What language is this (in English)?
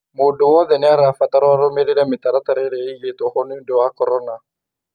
Kikuyu